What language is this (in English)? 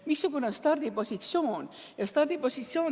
Estonian